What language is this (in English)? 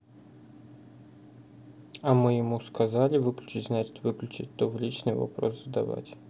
Russian